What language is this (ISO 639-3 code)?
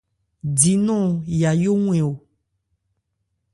ebr